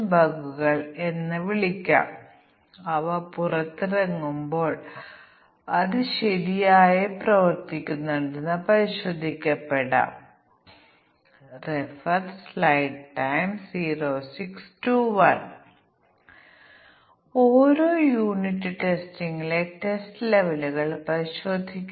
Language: Malayalam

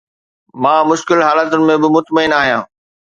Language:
Sindhi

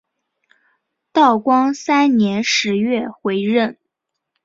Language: Chinese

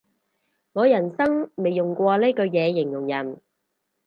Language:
Cantonese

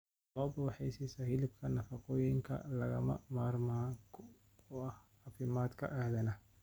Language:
Somali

